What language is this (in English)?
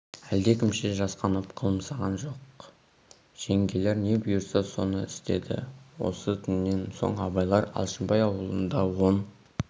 Kazakh